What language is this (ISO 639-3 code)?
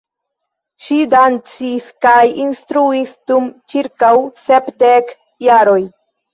epo